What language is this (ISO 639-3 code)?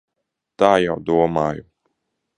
lav